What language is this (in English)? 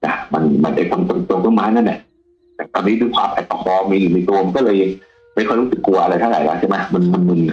Thai